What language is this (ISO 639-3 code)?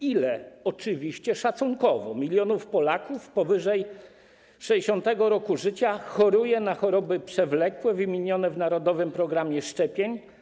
pol